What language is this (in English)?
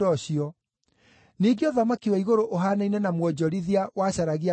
Kikuyu